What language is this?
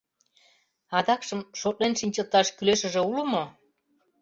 Mari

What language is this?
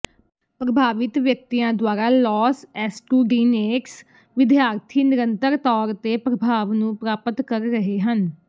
Punjabi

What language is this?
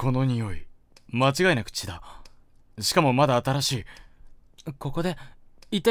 Japanese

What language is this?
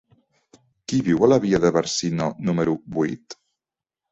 Catalan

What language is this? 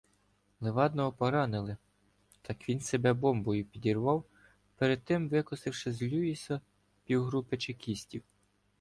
Ukrainian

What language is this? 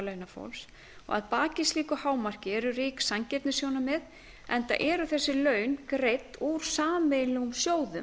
Icelandic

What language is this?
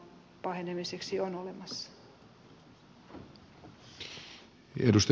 Finnish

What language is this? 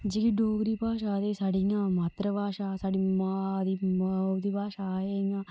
Dogri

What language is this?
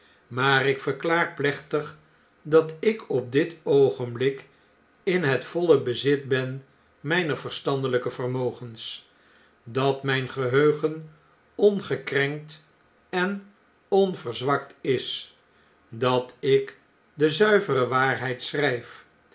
Dutch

